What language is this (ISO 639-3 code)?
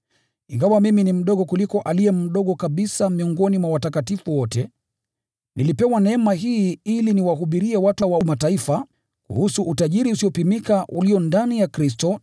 swa